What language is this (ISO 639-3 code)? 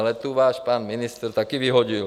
ces